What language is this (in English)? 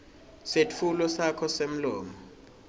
Swati